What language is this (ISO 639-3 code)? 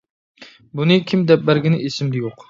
uig